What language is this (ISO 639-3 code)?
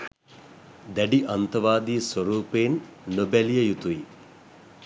sin